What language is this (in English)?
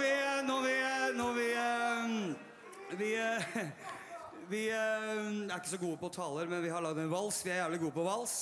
Norwegian